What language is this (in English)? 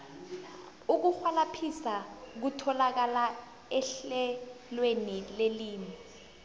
South Ndebele